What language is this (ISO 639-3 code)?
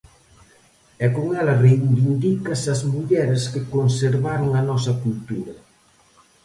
glg